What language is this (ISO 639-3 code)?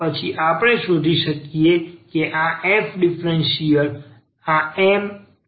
guj